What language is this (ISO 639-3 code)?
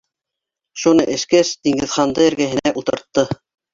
bak